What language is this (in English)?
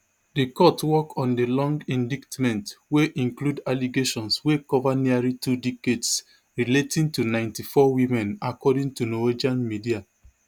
Nigerian Pidgin